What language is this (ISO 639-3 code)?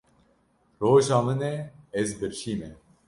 kur